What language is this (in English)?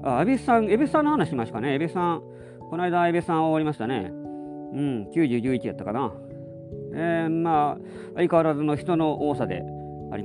Japanese